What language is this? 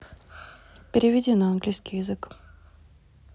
Russian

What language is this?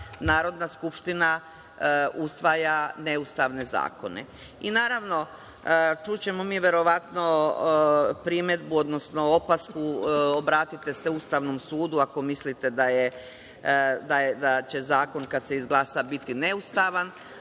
Serbian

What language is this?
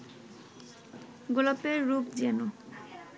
Bangla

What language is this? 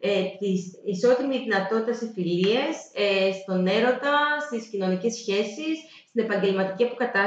Greek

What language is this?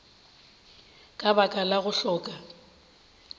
Northern Sotho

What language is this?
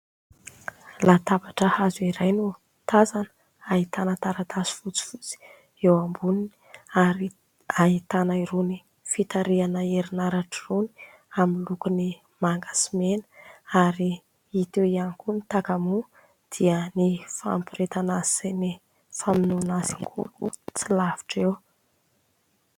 Malagasy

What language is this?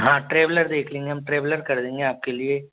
Hindi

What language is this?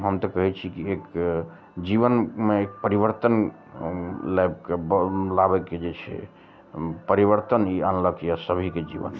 Maithili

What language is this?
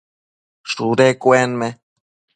Matsés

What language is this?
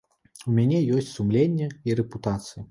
Belarusian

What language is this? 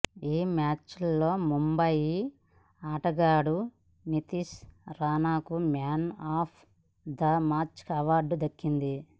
Telugu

